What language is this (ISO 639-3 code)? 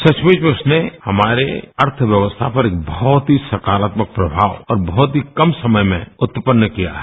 hin